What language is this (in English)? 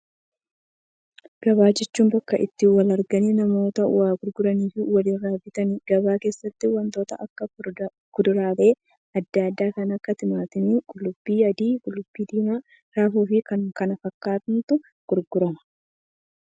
Oromo